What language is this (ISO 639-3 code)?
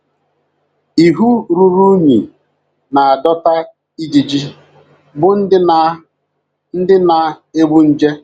ibo